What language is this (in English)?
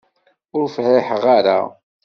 Kabyle